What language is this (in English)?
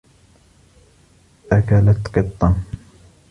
Arabic